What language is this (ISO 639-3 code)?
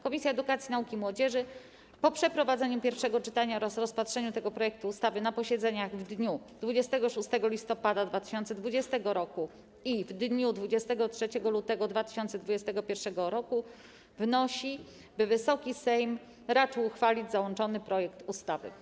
pol